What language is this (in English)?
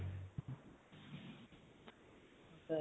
Assamese